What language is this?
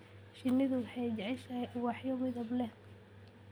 Somali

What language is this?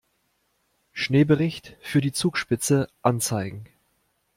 German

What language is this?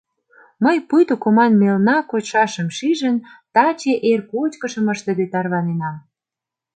Mari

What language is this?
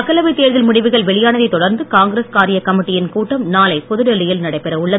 Tamil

